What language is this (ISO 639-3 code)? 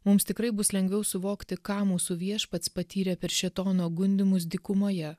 lit